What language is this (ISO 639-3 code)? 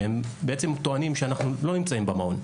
heb